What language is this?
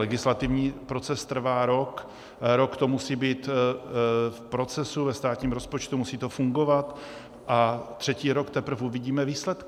Czech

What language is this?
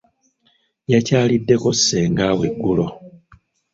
Ganda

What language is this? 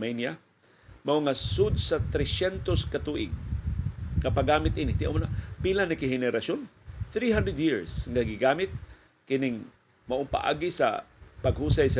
Filipino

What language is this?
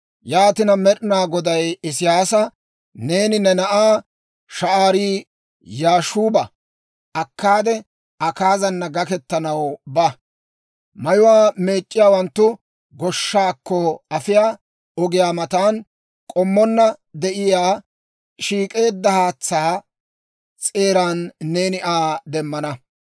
Dawro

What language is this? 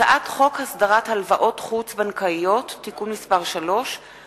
Hebrew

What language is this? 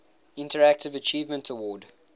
English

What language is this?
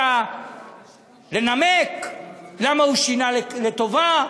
Hebrew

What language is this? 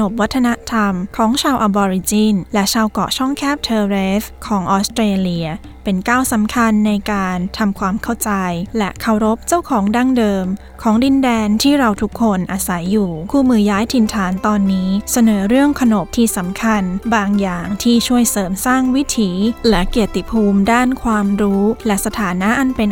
Thai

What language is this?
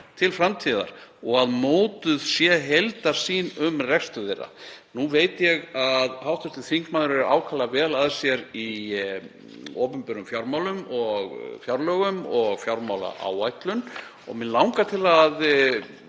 Icelandic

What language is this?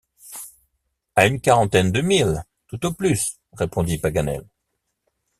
French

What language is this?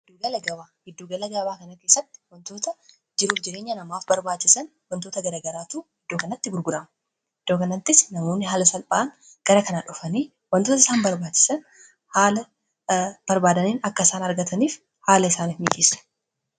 Oromo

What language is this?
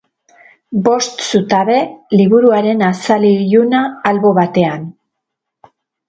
Basque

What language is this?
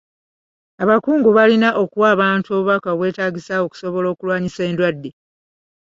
Ganda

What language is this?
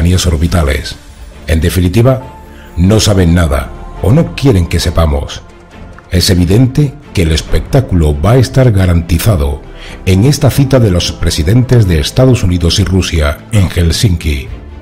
Spanish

